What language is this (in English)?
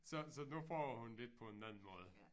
Danish